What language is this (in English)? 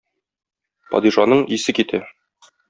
Tatar